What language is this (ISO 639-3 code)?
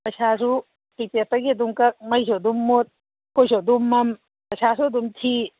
mni